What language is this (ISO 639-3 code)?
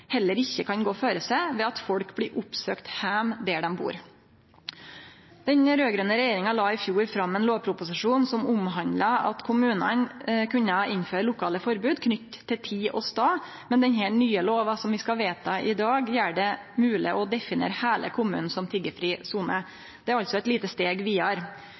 nno